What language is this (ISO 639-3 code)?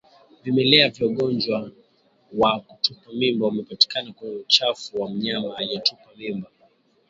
swa